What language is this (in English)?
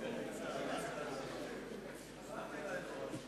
Hebrew